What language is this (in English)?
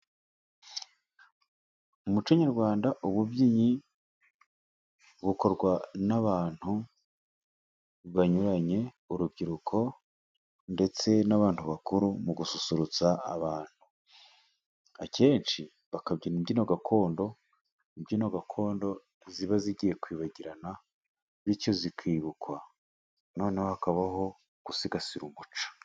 Kinyarwanda